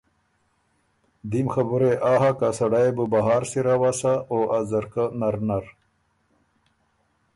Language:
Ormuri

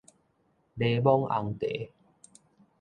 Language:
Min Nan Chinese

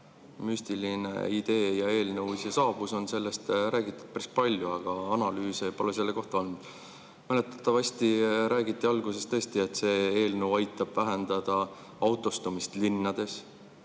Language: Estonian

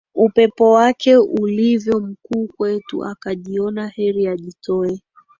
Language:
Swahili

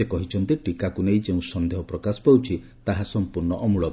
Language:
Odia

